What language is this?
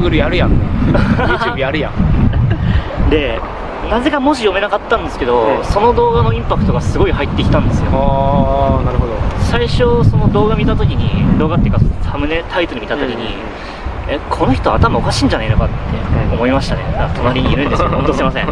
Japanese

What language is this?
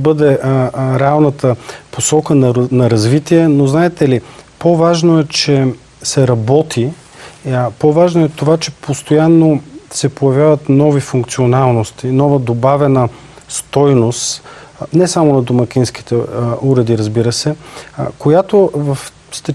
Bulgarian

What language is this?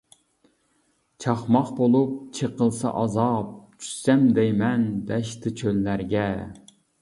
Uyghur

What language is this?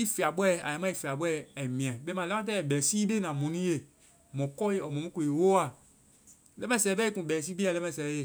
Vai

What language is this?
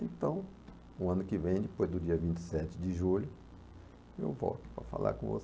Portuguese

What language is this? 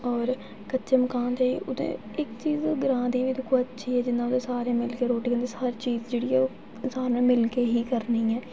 Dogri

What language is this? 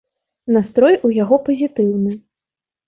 Belarusian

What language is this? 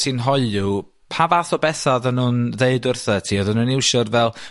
Welsh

